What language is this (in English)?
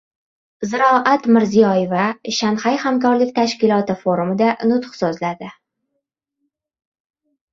Uzbek